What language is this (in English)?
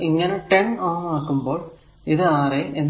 Malayalam